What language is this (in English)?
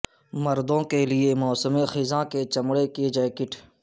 Urdu